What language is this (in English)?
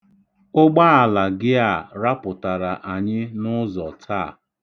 Igbo